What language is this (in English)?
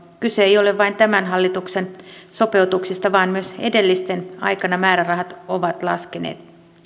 Finnish